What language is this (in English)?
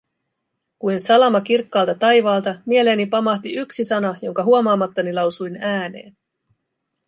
Finnish